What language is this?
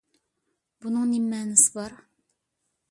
Uyghur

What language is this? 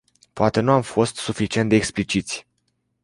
Romanian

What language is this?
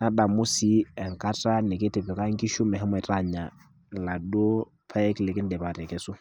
Masai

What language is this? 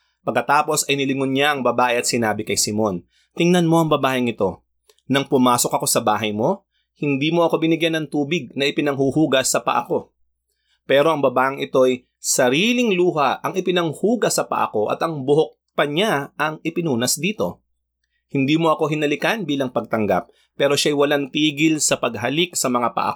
Filipino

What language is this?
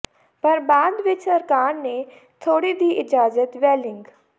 Punjabi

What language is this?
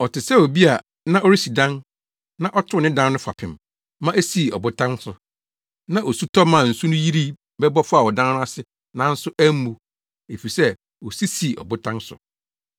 Akan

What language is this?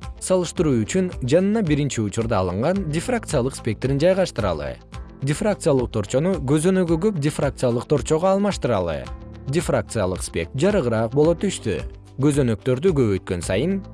Kyrgyz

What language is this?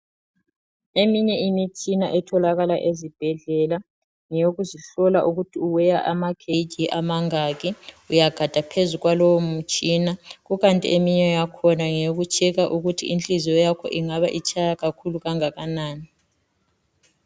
North Ndebele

